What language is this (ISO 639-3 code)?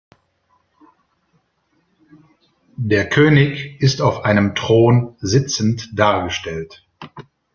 deu